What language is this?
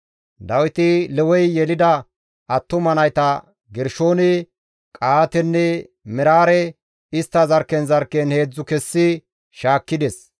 Gamo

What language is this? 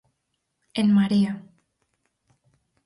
Galician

